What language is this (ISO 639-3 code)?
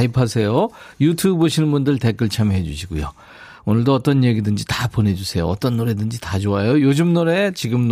kor